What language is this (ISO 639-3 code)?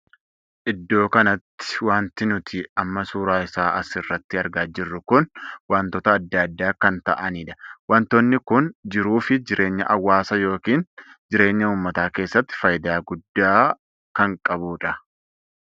orm